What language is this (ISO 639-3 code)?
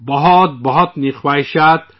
urd